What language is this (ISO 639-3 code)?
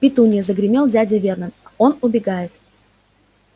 rus